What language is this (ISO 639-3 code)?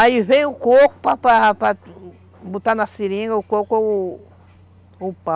por